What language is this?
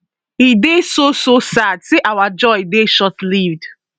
Nigerian Pidgin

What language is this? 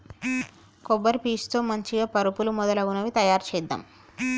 Telugu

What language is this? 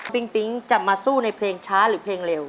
Thai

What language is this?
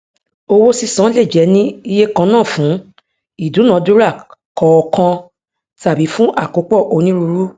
Yoruba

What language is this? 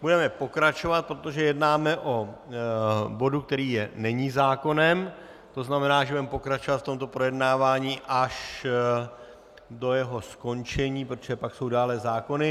Czech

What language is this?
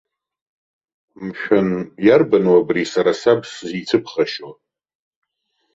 Abkhazian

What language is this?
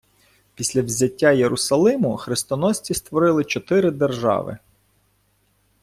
Ukrainian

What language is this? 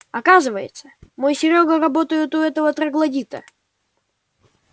Russian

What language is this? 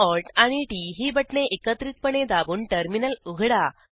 Marathi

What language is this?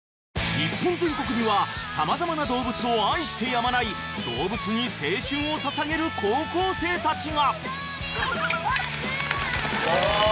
Japanese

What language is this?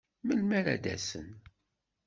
Kabyle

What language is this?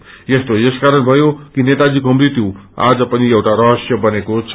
Nepali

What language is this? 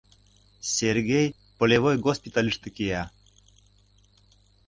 Mari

